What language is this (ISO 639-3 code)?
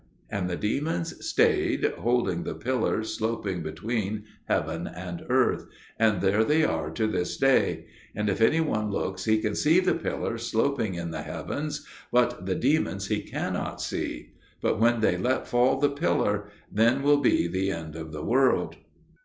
eng